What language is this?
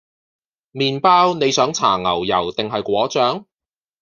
Cantonese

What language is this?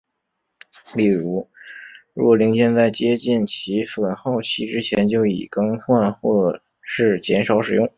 Chinese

